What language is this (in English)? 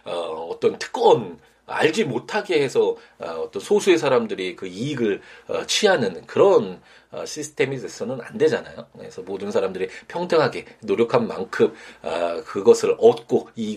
Korean